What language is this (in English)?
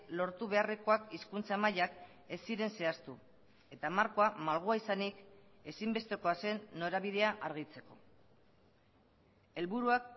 Basque